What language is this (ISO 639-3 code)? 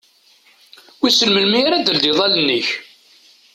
kab